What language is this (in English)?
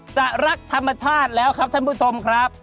Thai